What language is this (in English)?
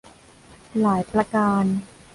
Thai